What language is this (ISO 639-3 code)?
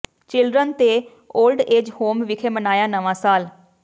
pan